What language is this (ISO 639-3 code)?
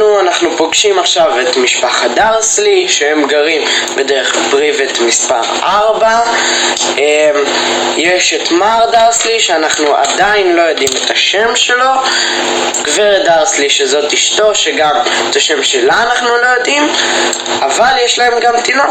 heb